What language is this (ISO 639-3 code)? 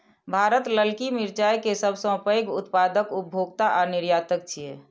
mai